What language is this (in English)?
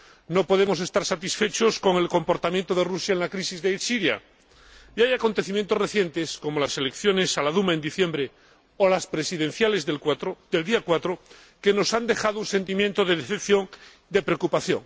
Spanish